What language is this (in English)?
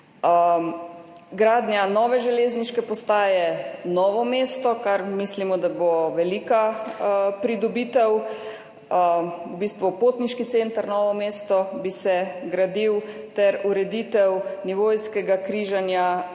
Slovenian